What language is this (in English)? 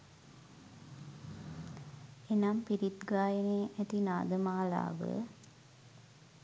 Sinhala